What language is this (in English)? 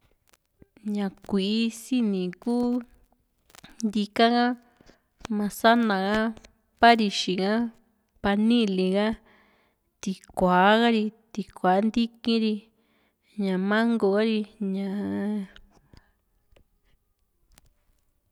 Juxtlahuaca Mixtec